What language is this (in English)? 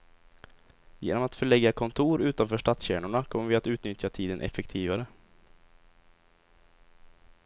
Swedish